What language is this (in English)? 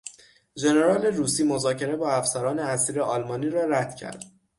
Persian